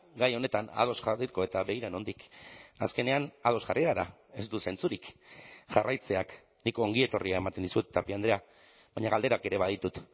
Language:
Basque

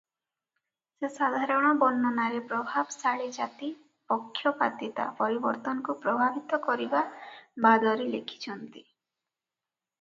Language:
Odia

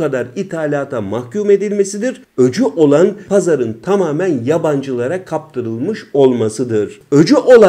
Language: Turkish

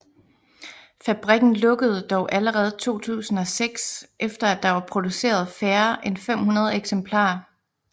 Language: Danish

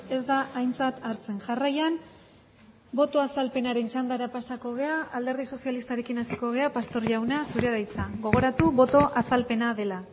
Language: Basque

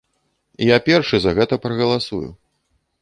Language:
Belarusian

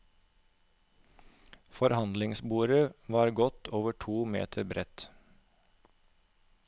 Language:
Norwegian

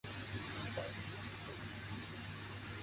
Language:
Chinese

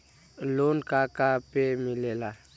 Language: Bhojpuri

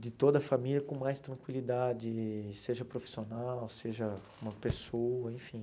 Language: Portuguese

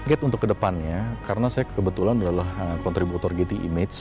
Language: Indonesian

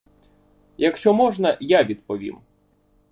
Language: Ukrainian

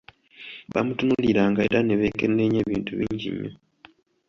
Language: Ganda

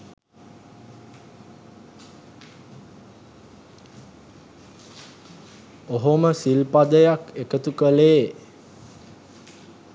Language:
Sinhala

